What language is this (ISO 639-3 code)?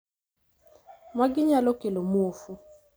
luo